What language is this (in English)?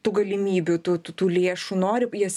Lithuanian